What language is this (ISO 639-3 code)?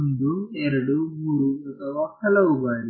kan